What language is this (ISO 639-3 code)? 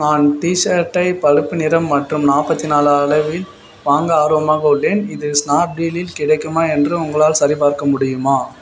tam